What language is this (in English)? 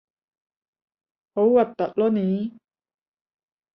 Cantonese